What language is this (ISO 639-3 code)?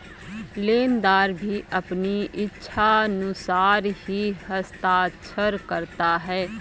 hin